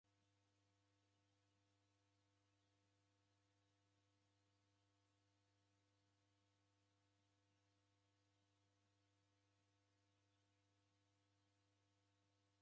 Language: Taita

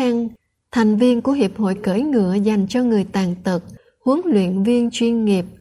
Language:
Vietnamese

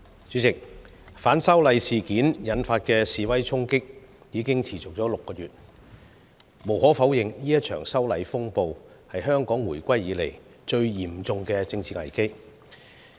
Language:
Cantonese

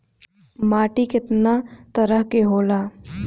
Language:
Bhojpuri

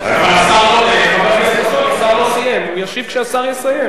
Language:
Hebrew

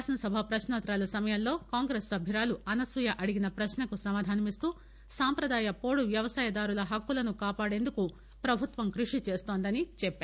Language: Telugu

